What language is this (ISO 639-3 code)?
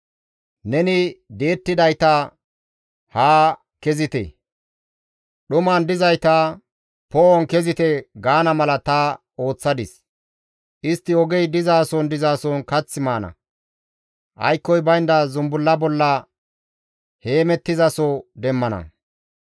gmv